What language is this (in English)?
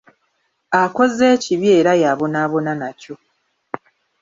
Ganda